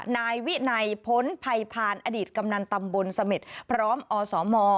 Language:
Thai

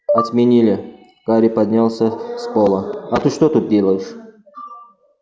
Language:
Russian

